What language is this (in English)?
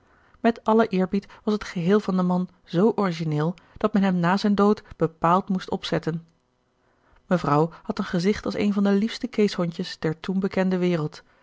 Dutch